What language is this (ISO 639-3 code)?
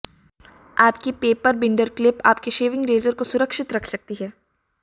hin